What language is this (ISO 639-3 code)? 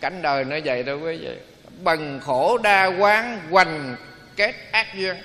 vie